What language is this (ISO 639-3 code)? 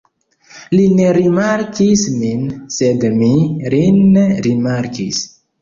epo